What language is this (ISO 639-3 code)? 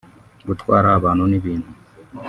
kin